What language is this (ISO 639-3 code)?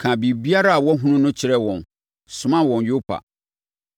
aka